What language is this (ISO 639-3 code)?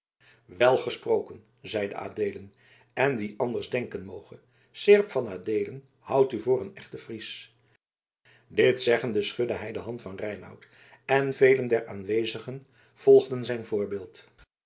nld